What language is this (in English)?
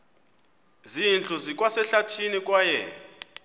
Xhosa